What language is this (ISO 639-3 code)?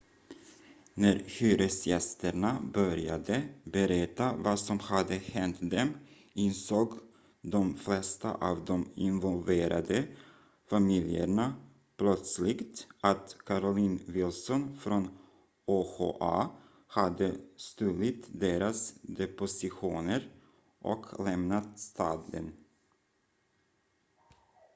swe